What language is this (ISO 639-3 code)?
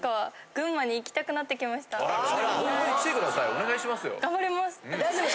jpn